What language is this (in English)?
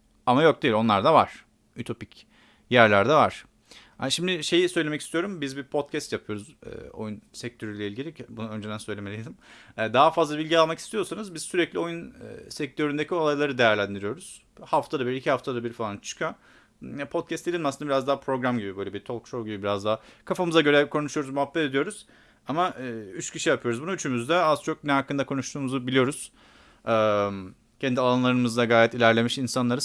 Turkish